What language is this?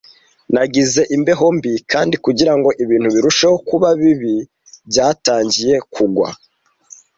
Kinyarwanda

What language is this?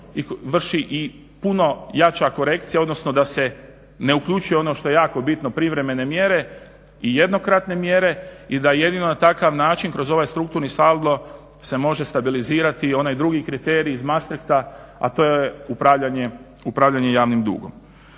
Croatian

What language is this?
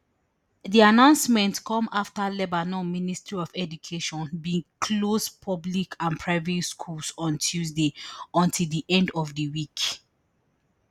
Nigerian Pidgin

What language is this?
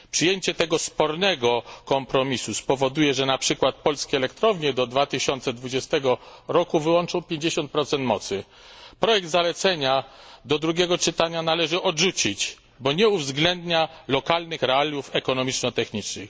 Polish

